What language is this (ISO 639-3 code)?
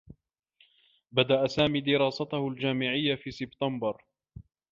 ara